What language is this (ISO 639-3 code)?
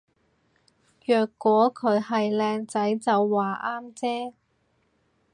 yue